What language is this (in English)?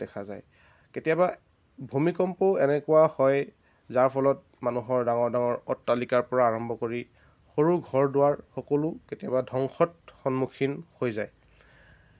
Assamese